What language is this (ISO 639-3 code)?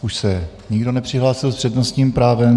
ces